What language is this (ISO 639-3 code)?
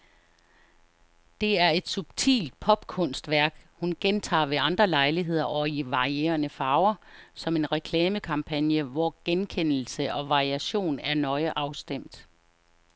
dan